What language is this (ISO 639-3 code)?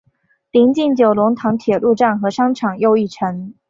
zho